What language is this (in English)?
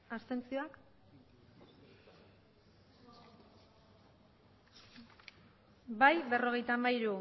Basque